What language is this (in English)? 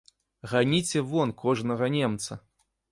Belarusian